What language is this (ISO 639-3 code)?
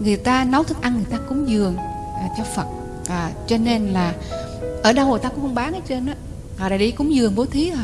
vie